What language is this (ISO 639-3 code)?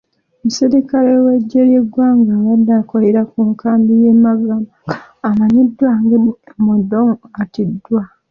lug